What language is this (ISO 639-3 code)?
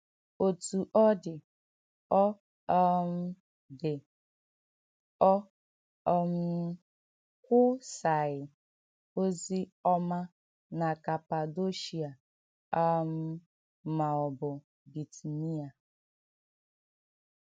ibo